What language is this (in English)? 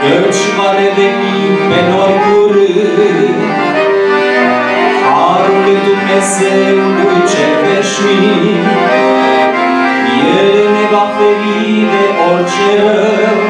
Romanian